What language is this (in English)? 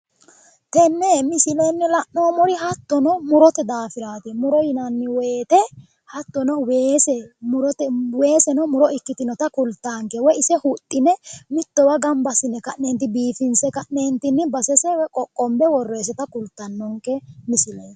Sidamo